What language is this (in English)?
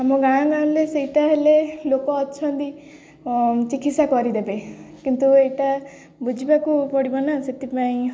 Odia